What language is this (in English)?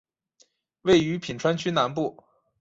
Chinese